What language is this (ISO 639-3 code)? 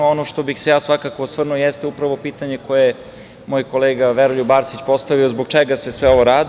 srp